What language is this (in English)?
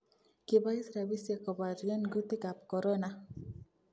Kalenjin